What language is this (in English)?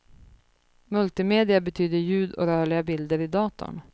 Swedish